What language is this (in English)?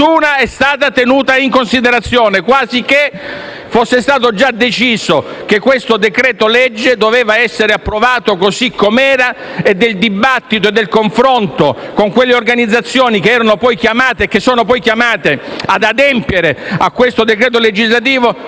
Italian